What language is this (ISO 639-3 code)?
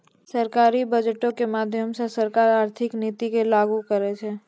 mai